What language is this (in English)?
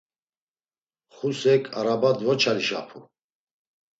Laz